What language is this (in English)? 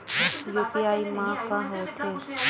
Chhattisgarhi